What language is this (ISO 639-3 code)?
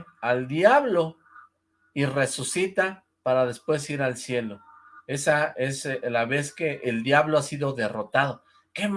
spa